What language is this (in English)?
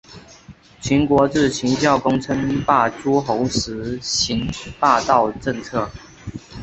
Chinese